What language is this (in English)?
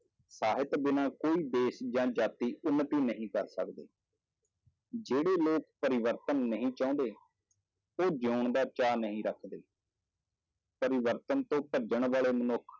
Punjabi